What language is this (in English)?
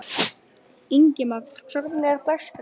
Icelandic